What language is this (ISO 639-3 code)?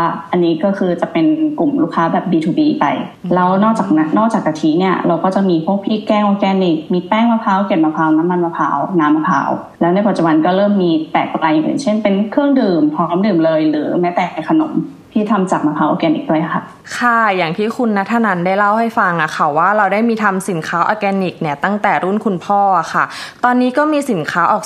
tha